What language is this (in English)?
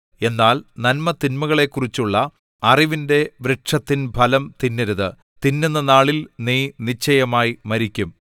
Malayalam